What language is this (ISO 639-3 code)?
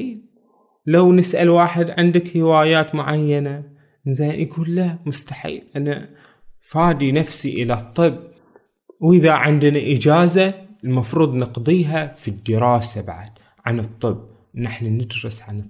ara